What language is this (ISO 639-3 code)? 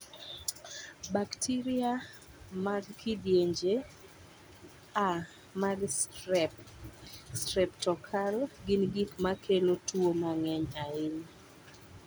luo